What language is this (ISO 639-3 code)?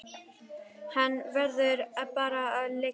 isl